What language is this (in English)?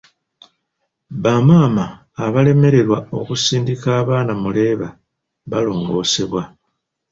Ganda